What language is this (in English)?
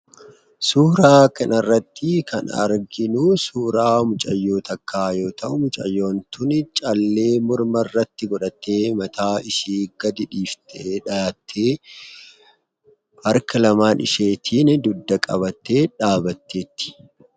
Oromo